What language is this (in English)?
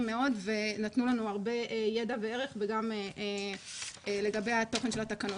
Hebrew